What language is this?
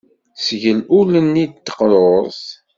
Kabyle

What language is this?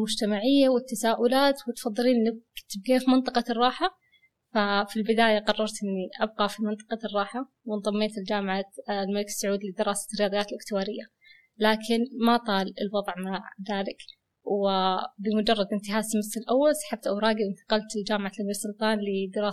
Arabic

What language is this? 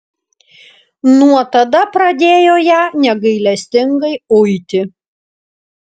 Lithuanian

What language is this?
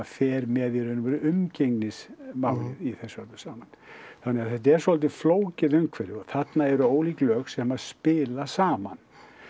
Icelandic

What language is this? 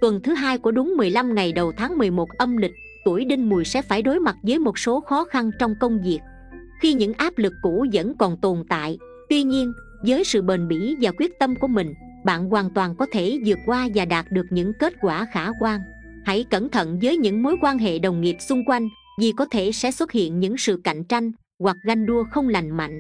Vietnamese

